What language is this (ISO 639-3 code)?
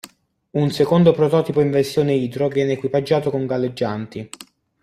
ita